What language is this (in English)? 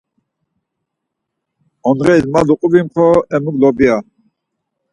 Laz